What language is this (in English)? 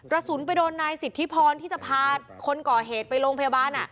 Thai